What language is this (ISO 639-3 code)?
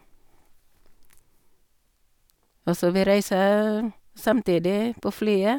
nor